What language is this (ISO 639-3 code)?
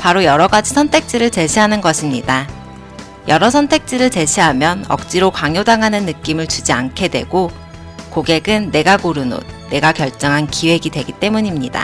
kor